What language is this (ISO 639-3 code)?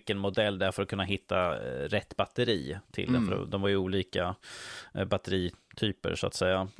swe